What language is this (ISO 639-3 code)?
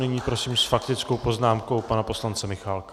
ces